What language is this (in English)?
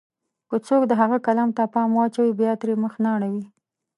Pashto